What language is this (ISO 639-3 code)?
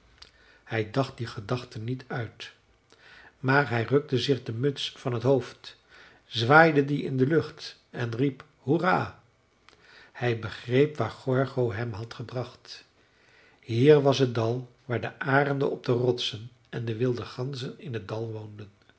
nld